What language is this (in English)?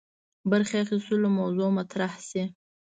Pashto